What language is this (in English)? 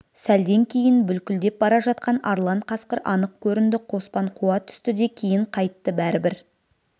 Kazakh